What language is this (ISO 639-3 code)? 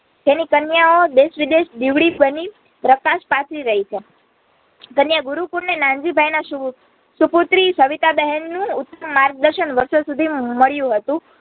guj